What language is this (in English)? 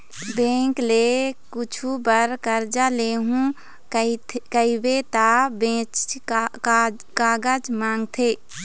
Chhattisgarhi